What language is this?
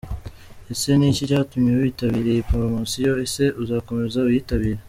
Kinyarwanda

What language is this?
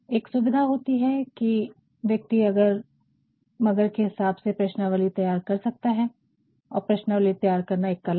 Hindi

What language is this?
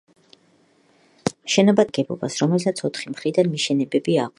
Georgian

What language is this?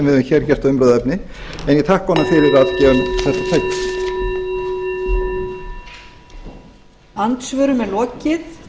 Icelandic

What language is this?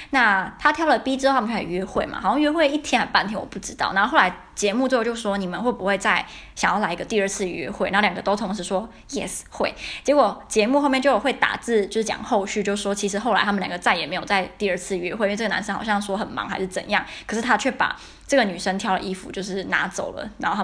Chinese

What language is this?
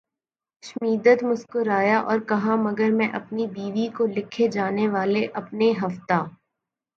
Urdu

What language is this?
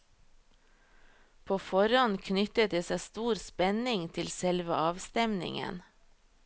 Norwegian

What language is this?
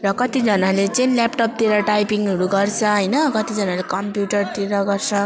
Nepali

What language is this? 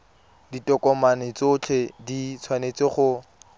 Tswana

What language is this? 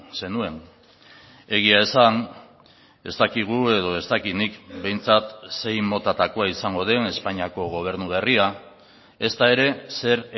Basque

